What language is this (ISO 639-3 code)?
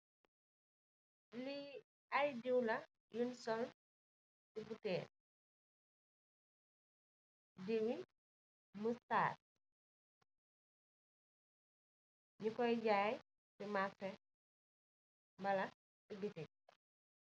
wol